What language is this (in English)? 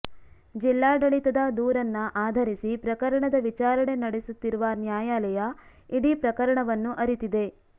Kannada